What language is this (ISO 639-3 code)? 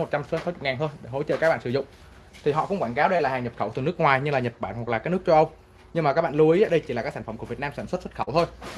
vie